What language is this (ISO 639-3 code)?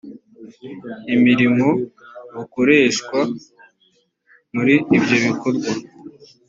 kin